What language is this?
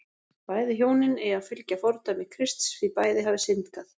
Icelandic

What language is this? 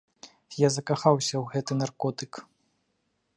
Belarusian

